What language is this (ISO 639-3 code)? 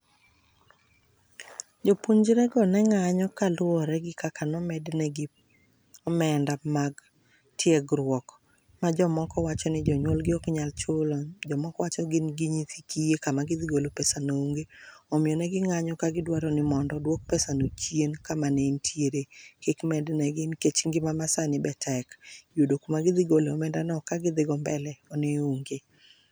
luo